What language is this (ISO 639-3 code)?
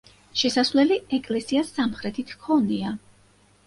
kat